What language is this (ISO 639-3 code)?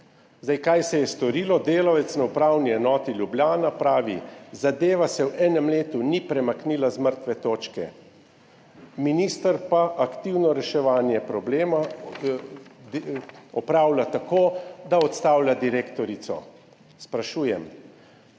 slv